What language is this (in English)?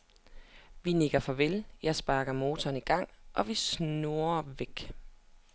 Danish